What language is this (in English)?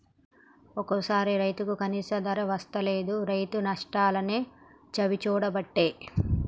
Telugu